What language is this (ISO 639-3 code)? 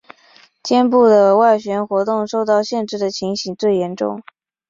zho